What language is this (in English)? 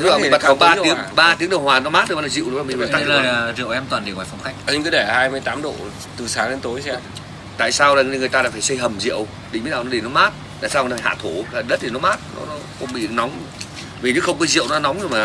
Vietnamese